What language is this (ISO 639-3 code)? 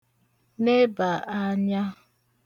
ibo